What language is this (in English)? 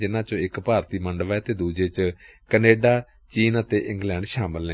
Punjabi